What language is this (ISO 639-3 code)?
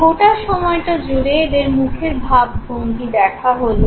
ben